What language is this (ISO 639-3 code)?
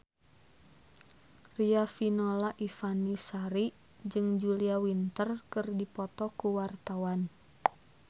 sun